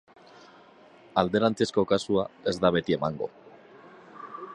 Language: Basque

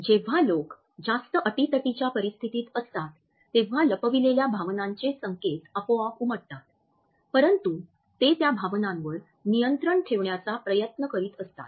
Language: Marathi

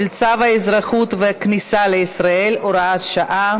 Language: Hebrew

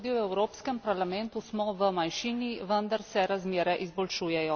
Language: Slovenian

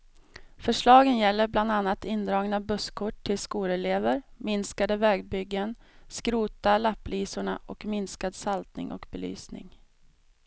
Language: Swedish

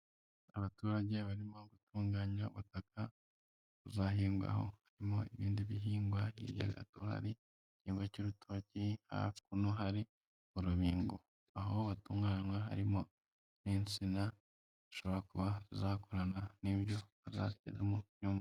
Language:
Kinyarwanda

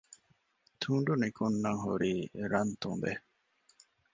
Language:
Divehi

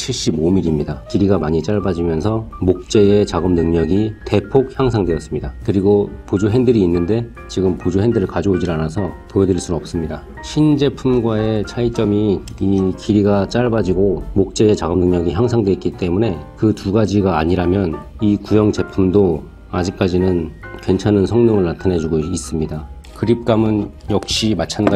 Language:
Korean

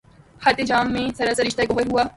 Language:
Urdu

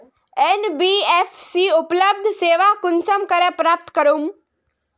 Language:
Magahi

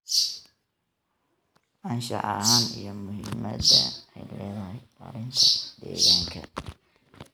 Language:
Somali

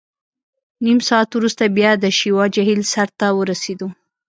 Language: Pashto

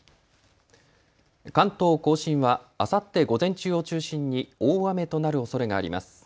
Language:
Japanese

